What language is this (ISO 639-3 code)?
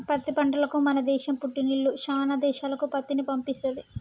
tel